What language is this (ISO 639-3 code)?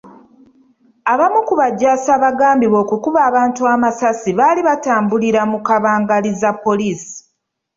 lug